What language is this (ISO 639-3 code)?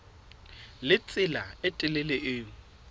sot